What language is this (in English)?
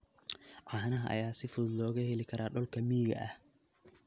Somali